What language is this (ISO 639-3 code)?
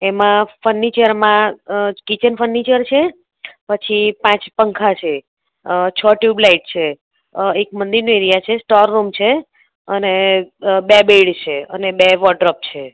guj